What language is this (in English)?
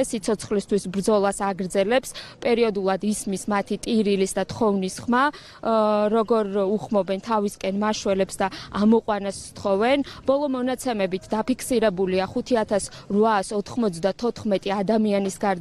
Romanian